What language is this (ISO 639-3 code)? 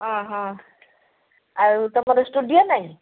ori